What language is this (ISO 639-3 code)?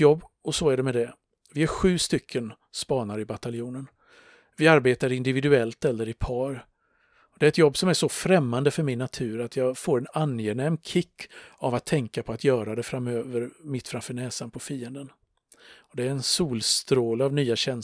swe